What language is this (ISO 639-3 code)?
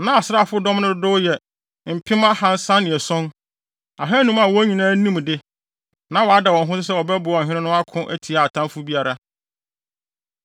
aka